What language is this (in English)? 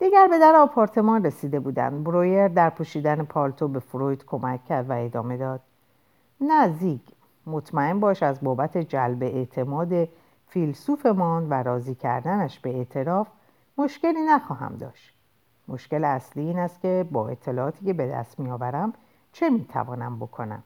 Persian